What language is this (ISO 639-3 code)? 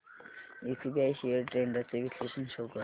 mar